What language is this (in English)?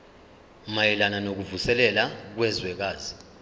Zulu